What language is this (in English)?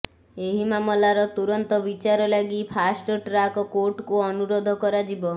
Odia